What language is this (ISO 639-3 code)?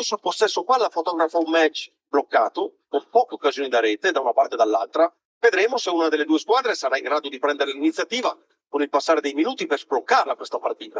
ita